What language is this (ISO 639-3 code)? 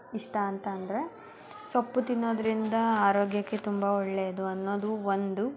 kan